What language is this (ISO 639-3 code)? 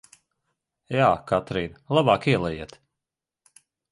lav